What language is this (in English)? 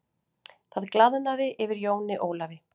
Icelandic